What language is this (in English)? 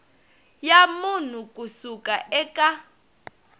Tsonga